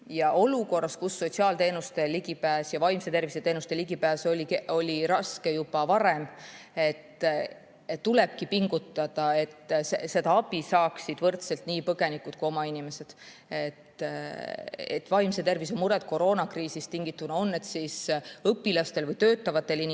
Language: Estonian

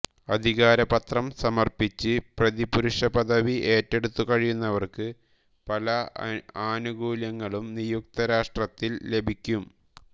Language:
Malayalam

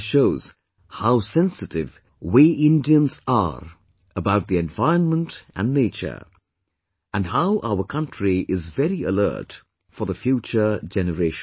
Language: English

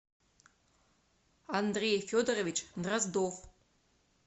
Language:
Russian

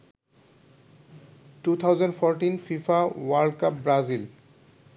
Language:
Bangla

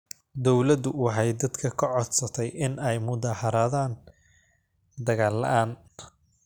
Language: Somali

